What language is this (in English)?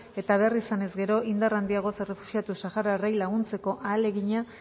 Basque